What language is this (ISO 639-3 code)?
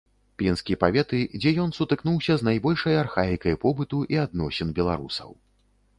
bel